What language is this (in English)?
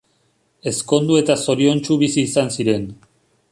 Basque